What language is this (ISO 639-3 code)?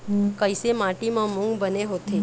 hne